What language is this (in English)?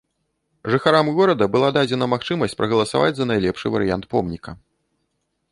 Belarusian